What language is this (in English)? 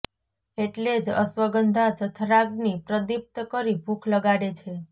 Gujarati